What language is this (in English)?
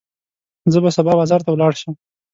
Pashto